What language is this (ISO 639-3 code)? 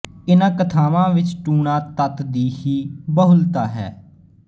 pan